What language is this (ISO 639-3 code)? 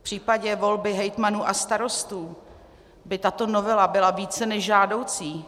ces